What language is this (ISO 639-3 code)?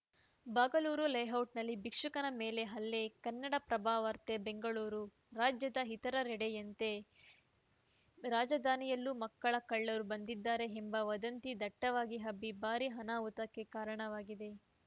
kan